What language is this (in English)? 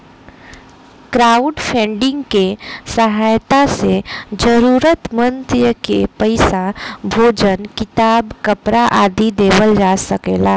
Bhojpuri